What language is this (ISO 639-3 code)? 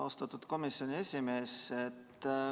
est